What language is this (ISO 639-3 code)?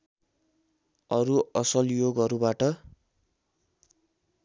nep